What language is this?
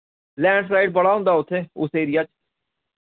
Dogri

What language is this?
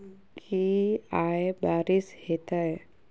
Maithili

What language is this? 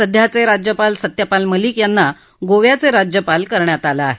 Marathi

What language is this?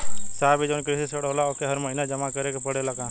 Bhojpuri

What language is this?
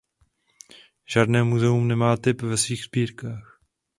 Czech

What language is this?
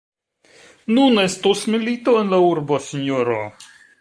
Esperanto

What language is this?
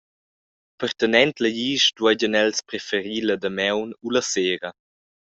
Romansh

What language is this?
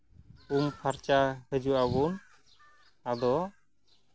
Santali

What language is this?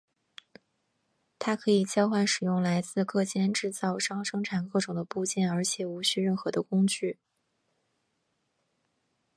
Chinese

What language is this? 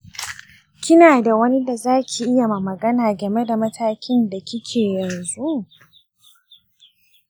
Hausa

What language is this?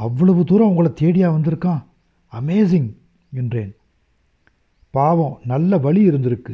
Tamil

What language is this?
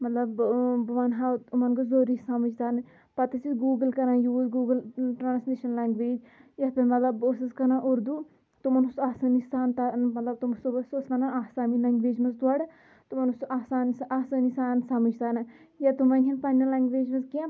Kashmiri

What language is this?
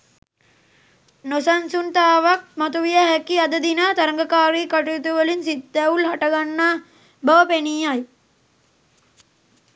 Sinhala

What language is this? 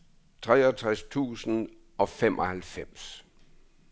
Danish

